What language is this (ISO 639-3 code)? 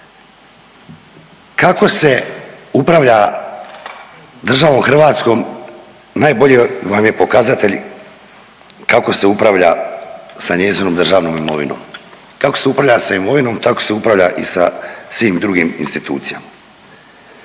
hrv